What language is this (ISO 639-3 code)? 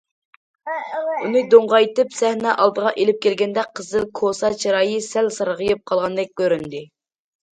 uig